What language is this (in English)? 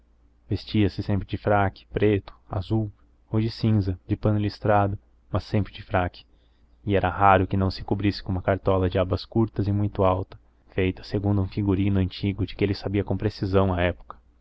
Portuguese